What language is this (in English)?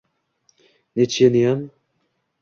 Uzbek